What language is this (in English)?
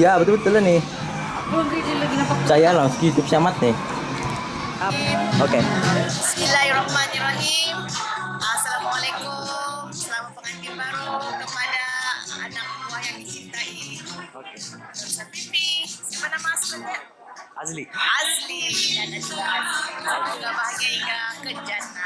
Indonesian